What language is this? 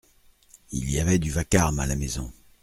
French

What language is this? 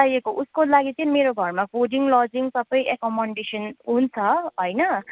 Nepali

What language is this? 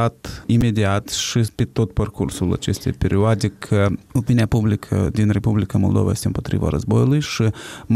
Romanian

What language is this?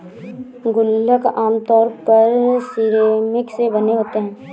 Hindi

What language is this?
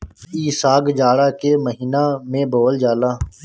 Bhojpuri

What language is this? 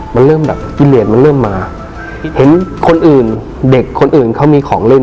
Thai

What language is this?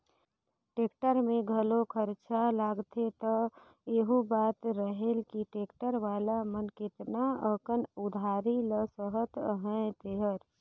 Chhattisgarhi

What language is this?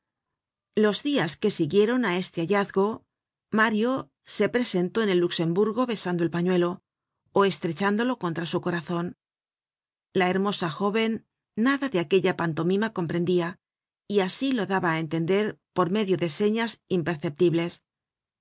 Spanish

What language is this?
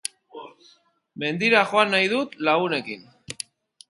Basque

